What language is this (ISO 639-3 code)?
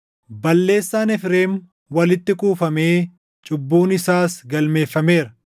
orm